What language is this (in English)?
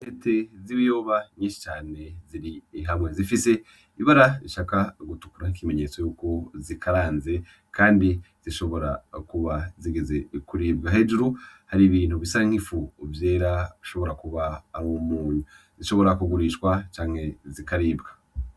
Rundi